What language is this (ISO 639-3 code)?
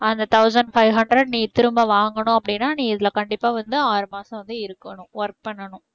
tam